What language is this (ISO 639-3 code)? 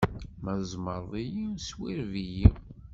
kab